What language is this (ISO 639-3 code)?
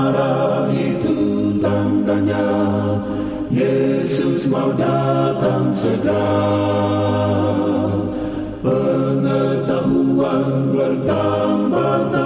ind